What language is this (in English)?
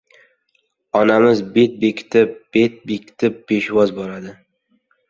Uzbek